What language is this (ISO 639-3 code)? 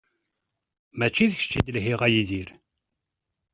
kab